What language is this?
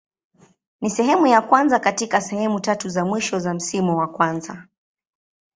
Swahili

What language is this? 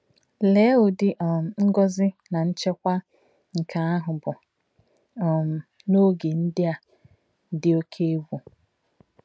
Igbo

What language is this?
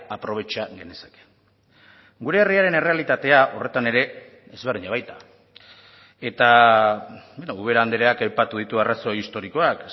Basque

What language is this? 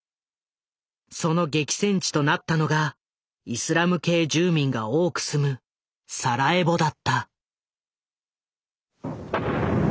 Japanese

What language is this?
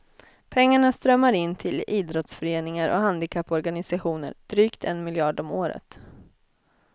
Swedish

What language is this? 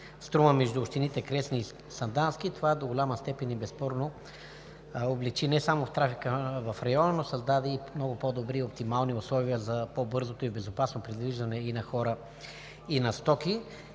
Bulgarian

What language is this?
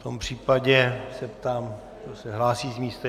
Czech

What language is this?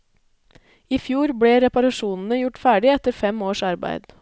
Norwegian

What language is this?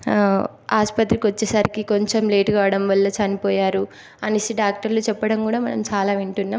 Telugu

